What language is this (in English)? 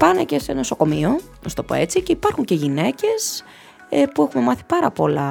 Greek